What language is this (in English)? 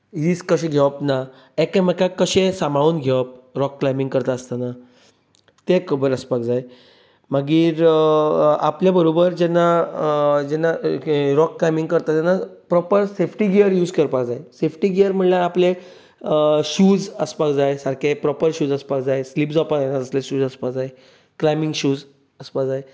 Konkani